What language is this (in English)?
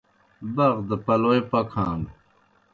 Kohistani Shina